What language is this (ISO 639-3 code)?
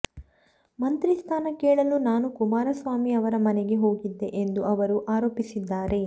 kan